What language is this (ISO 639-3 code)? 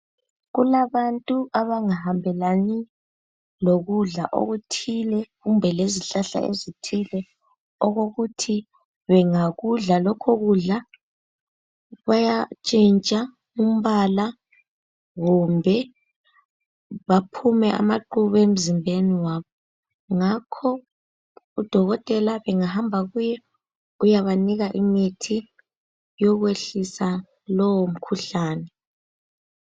nde